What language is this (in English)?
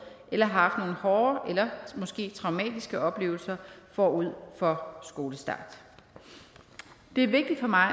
Danish